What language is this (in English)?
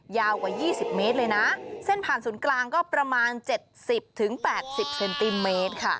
Thai